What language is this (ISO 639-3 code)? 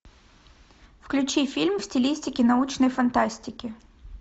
rus